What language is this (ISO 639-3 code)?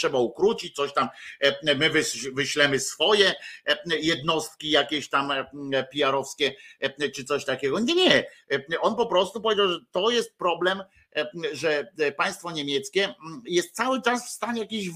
pol